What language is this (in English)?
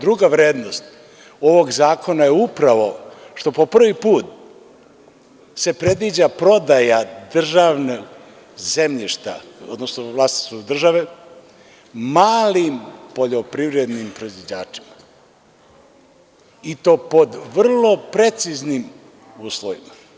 Serbian